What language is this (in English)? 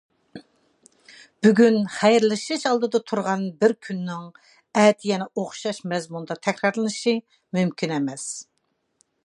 Uyghur